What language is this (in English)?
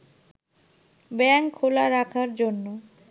Bangla